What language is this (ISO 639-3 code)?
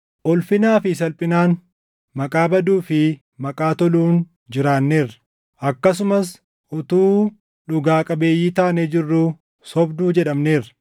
orm